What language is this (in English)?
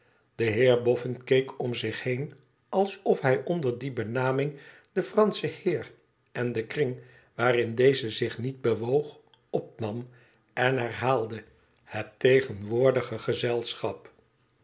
Dutch